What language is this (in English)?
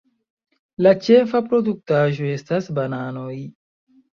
Esperanto